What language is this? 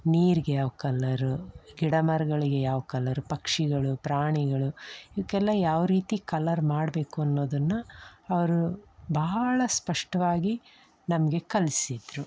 Kannada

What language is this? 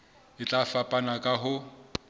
Southern Sotho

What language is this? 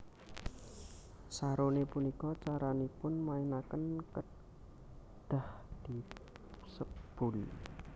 Javanese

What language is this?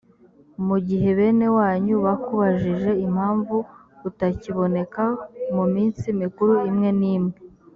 Kinyarwanda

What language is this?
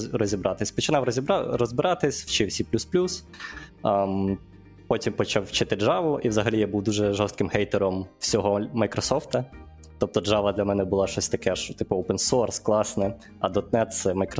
Ukrainian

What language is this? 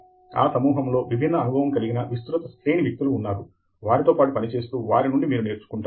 Telugu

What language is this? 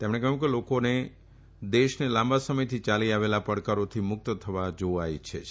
Gujarati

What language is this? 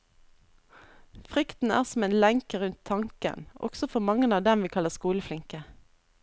Norwegian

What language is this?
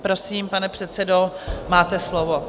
Czech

